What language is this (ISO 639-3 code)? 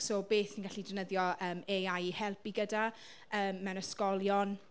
cym